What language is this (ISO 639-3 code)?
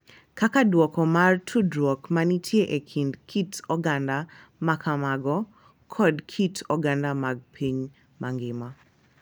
luo